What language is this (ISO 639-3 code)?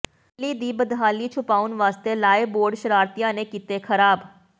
pan